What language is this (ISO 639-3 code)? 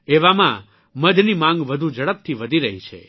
guj